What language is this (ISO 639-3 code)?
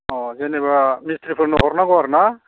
brx